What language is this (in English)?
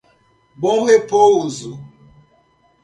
Portuguese